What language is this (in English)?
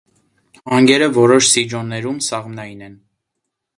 Armenian